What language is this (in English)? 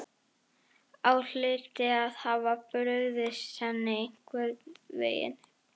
Icelandic